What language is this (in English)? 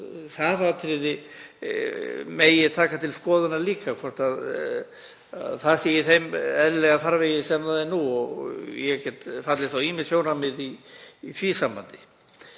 Icelandic